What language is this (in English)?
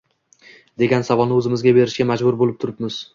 Uzbek